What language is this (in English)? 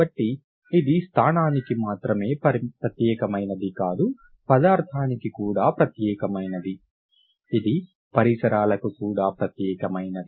Telugu